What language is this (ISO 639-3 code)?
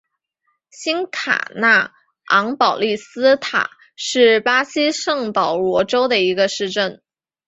zho